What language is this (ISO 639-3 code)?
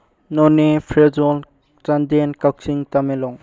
mni